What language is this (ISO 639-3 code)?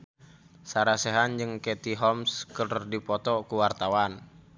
sun